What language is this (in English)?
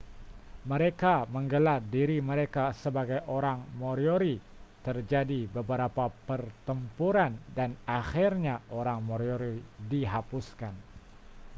Malay